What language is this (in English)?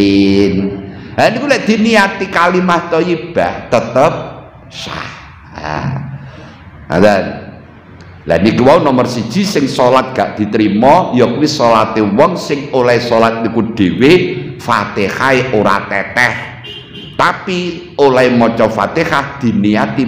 Indonesian